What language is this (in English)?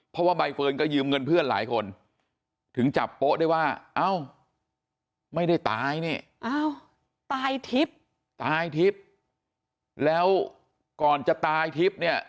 Thai